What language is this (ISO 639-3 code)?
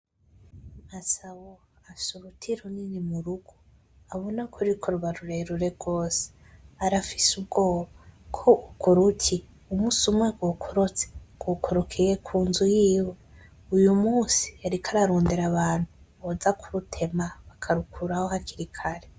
run